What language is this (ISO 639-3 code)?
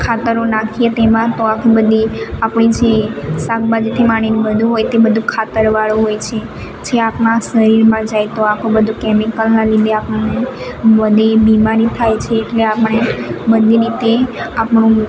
guj